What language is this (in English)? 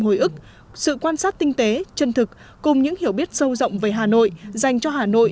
Vietnamese